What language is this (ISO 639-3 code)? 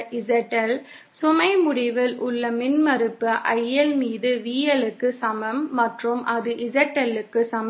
tam